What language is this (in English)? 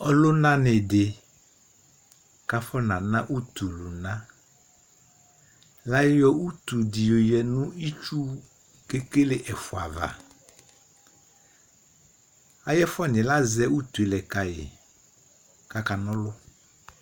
Ikposo